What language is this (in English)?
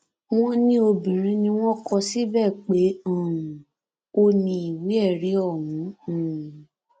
Yoruba